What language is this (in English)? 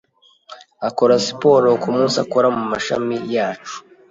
Kinyarwanda